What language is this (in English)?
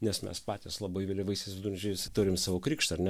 Lithuanian